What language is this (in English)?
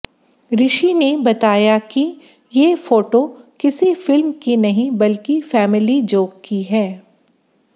Hindi